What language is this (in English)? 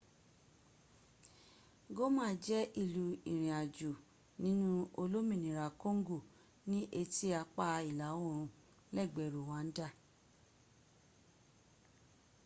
Yoruba